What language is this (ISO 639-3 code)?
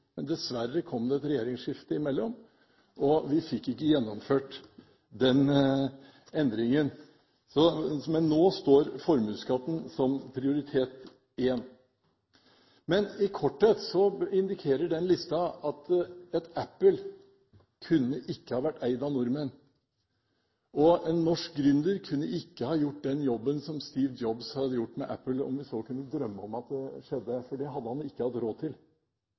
nob